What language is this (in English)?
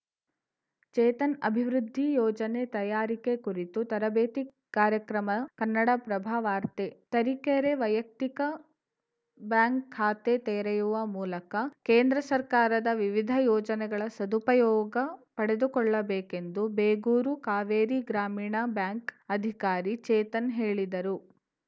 Kannada